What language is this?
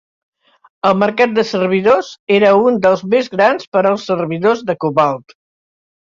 Catalan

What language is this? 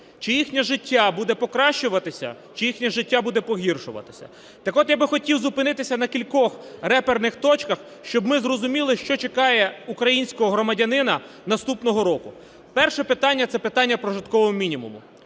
Ukrainian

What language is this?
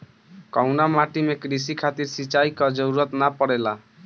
Bhojpuri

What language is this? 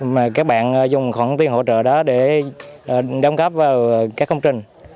Vietnamese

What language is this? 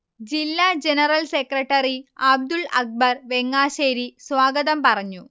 Malayalam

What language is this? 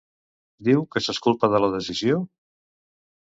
Catalan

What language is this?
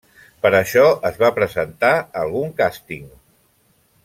Catalan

